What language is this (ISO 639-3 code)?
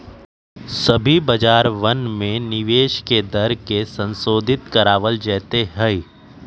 mag